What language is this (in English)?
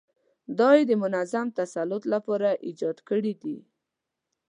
Pashto